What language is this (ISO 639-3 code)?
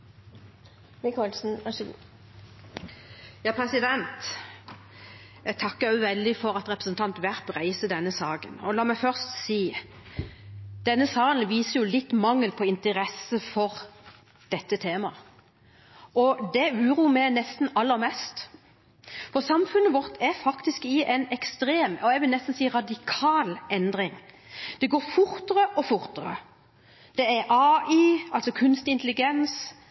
nor